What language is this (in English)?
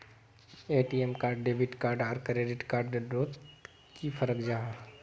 Magahi